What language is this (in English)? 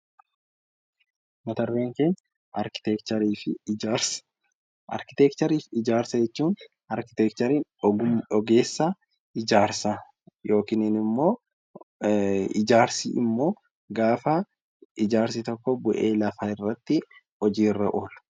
Oromo